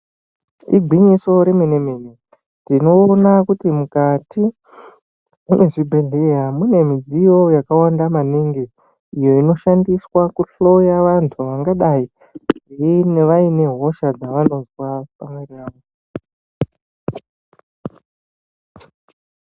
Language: Ndau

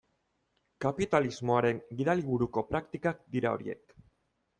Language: Basque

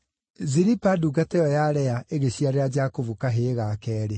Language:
Kikuyu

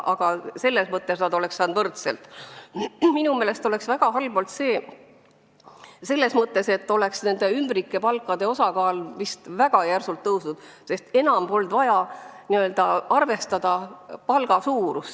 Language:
Estonian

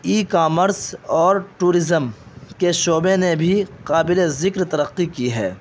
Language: Urdu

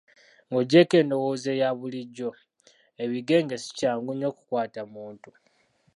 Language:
Ganda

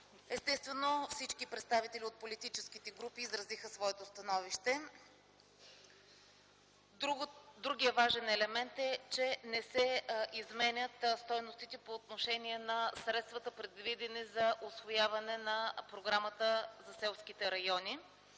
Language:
Bulgarian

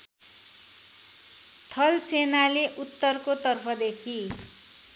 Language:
Nepali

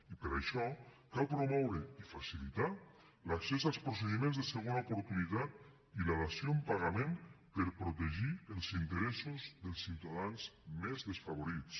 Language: Catalan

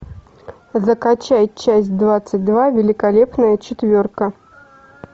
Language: Russian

